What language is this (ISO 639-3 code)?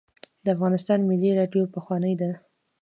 pus